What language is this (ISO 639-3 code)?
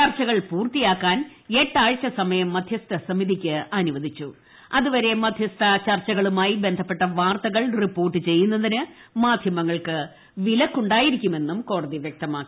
mal